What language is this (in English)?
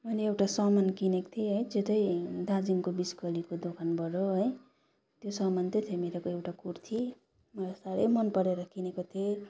Nepali